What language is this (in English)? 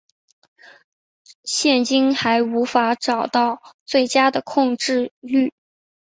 Chinese